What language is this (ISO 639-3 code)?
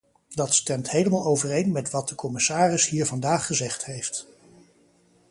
nld